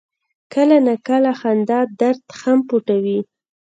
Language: Pashto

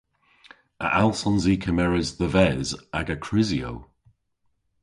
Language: Cornish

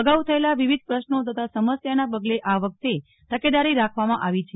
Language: Gujarati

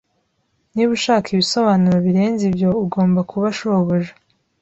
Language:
Kinyarwanda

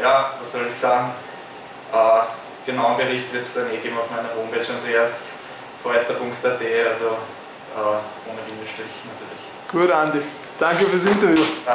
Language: German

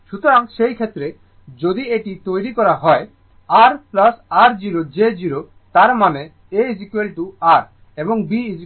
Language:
Bangla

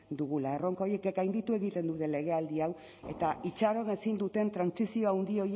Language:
Basque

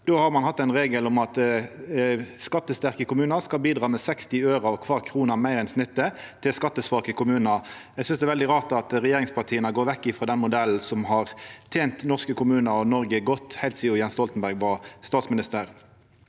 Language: Norwegian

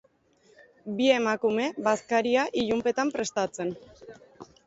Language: Basque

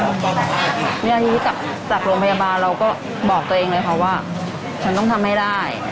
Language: Thai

